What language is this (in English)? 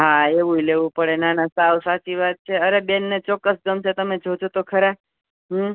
Gujarati